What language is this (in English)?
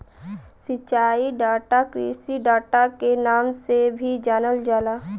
Bhojpuri